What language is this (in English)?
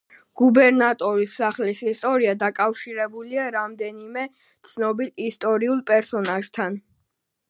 Georgian